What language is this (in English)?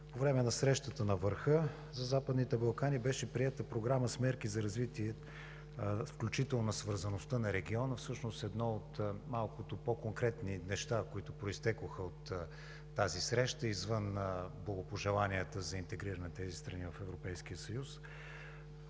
Bulgarian